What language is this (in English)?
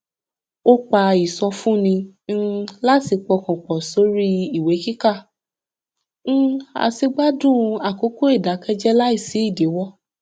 Yoruba